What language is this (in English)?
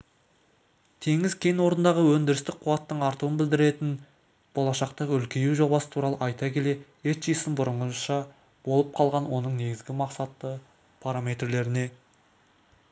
Kazakh